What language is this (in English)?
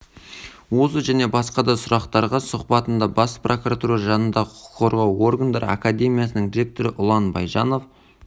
Kazakh